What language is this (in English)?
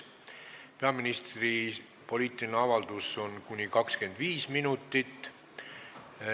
Estonian